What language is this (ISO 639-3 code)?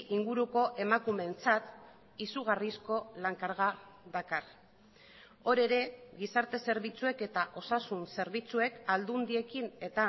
eus